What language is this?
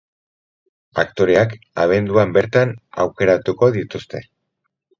Basque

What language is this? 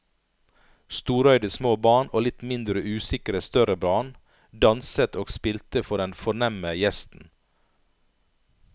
Norwegian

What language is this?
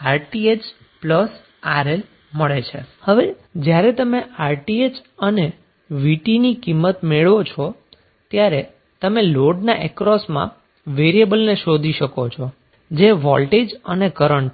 Gujarati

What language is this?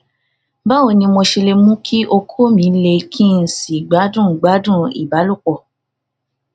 Yoruba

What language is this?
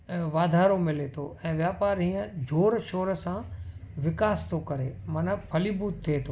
Sindhi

